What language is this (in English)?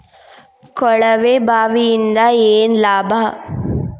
Kannada